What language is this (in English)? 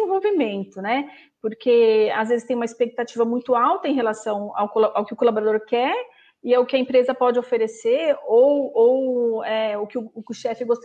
Portuguese